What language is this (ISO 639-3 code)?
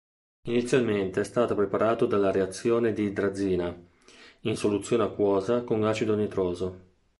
ita